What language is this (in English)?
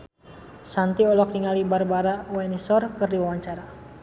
Sundanese